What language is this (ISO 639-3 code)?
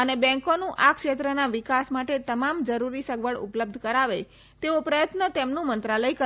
guj